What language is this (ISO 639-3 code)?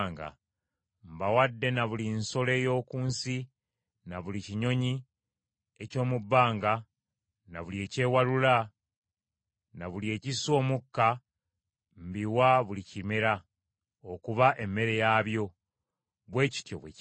lug